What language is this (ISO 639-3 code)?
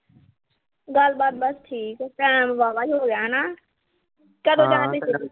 pan